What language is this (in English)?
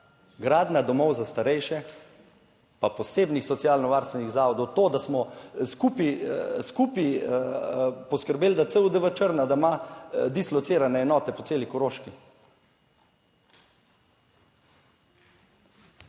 Slovenian